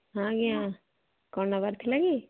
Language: Odia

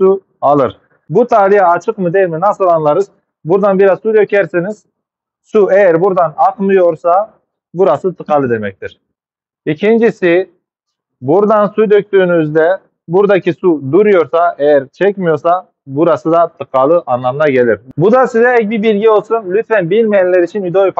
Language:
Turkish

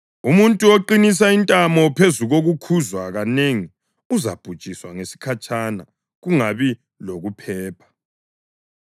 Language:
North Ndebele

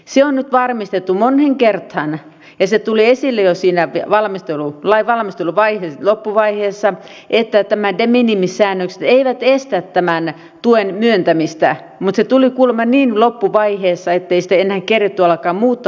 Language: Finnish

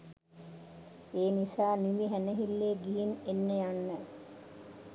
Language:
Sinhala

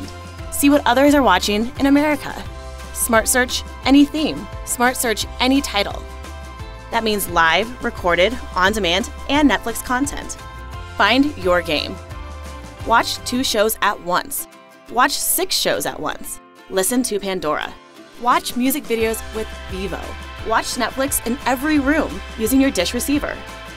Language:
English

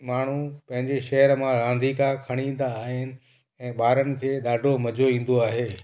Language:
Sindhi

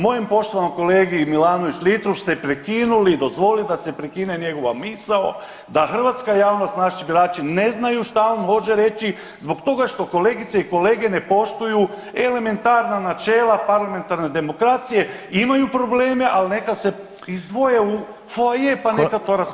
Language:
Croatian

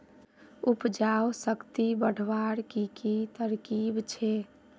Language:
Magahi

